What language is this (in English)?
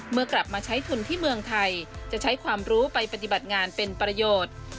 Thai